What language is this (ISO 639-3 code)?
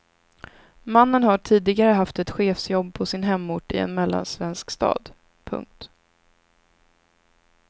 swe